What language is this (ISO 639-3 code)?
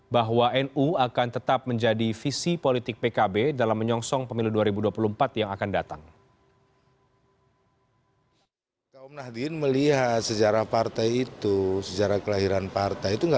ind